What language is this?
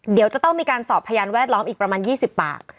Thai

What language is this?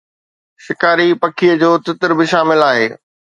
Sindhi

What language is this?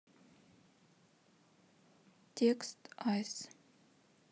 Russian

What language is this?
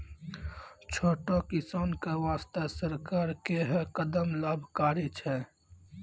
Maithili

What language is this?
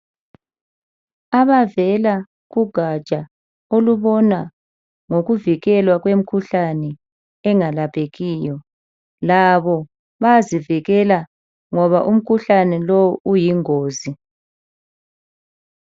North Ndebele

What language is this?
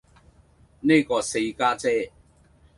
Cantonese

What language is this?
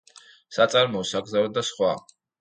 Georgian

